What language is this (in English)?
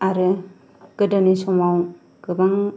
Bodo